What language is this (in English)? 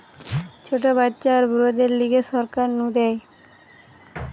Bangla